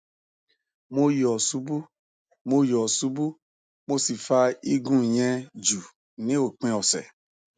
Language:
Yoruba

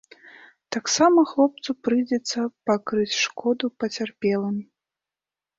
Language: Belarusian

